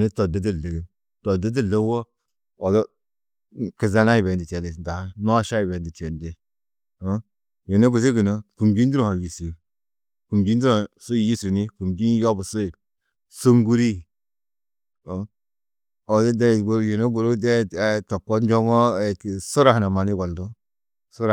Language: Tedaga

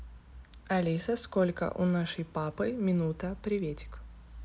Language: Russian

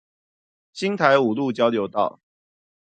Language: Chinese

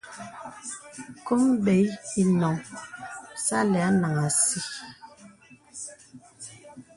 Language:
Bebele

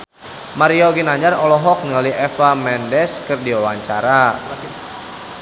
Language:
Sundanese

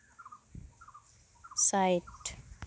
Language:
Santali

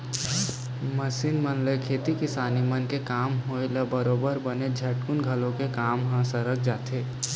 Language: Chhattisgarhi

